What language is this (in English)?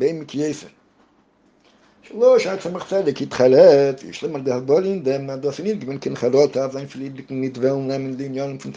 Hebrew